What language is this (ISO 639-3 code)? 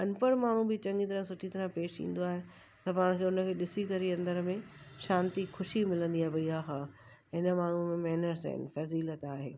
snd